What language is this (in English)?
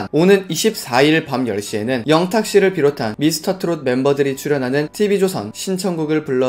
Korean